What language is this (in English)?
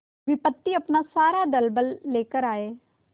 Hindi